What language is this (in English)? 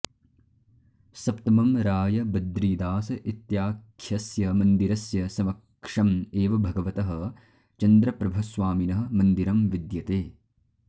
Sanskrit